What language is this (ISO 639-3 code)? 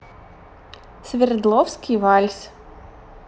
rus